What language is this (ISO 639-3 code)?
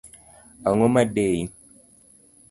luo